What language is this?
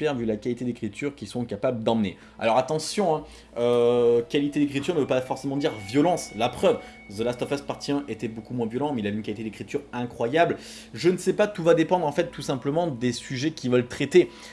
French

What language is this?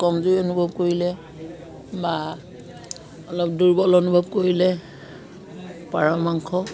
Assamese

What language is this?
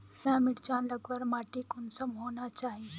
Magahi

